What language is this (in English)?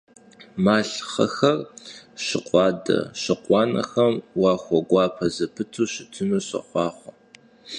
Kabardian